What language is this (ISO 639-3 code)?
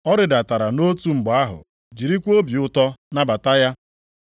ibo